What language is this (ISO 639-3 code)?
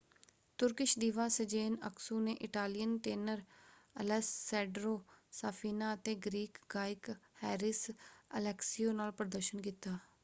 pan